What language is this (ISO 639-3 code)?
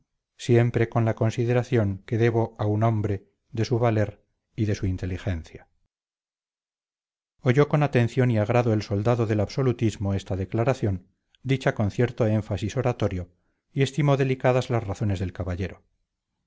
spa